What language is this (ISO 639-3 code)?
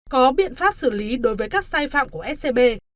vie